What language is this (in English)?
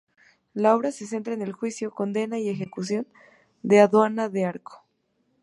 Spanish